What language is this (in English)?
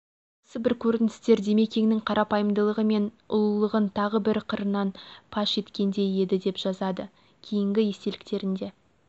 Kazakh